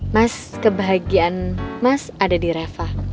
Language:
Indonesian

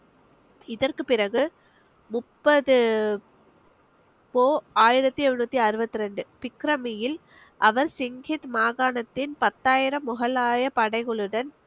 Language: Tamil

